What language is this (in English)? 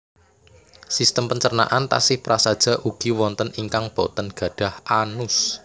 Javanese